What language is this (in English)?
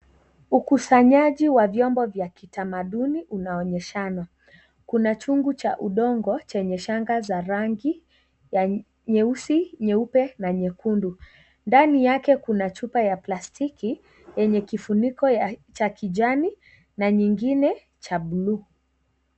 Swahili